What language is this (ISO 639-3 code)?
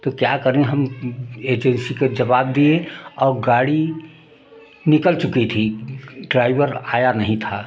hin